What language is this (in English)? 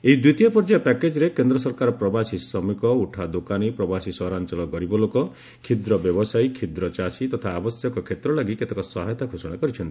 Odia